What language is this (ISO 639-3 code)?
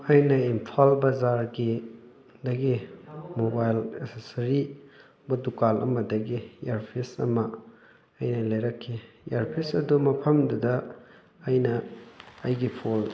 mni